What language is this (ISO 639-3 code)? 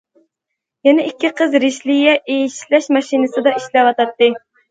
uig